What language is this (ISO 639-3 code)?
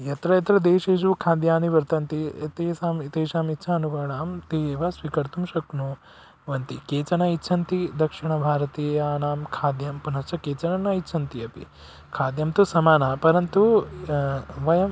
san